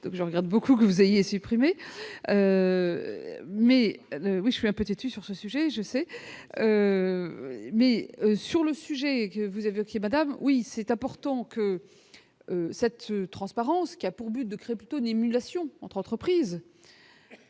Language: French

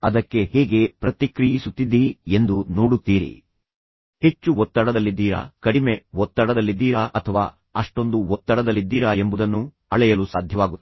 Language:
Kannada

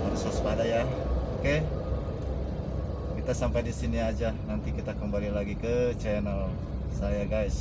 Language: Indonesian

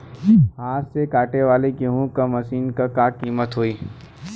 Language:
Bhojpuri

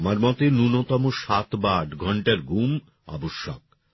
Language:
Bangla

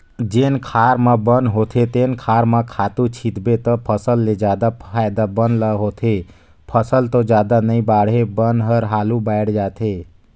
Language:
Chhattisgarhi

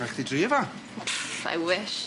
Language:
Welsh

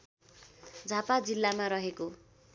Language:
Nepali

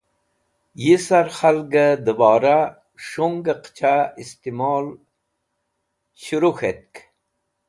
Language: Wakhi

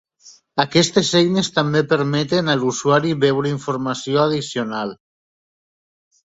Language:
Catalan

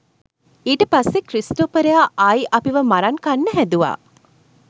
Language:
Sinhala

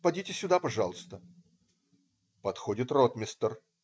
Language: Russian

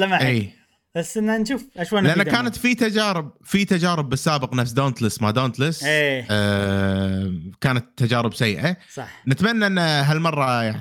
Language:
Arabic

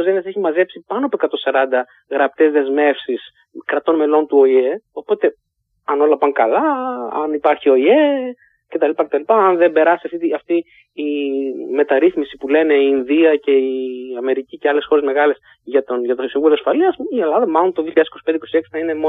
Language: Greek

